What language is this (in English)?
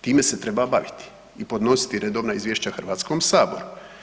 Croatian